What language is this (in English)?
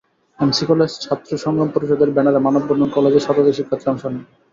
Bangla